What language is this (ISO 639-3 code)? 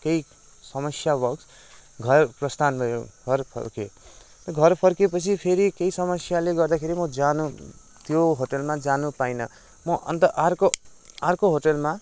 nep